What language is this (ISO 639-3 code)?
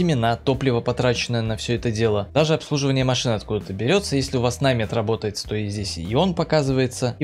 rus